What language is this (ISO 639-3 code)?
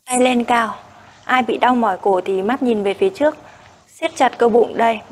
vie